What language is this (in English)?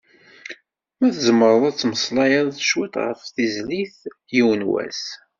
Kabyle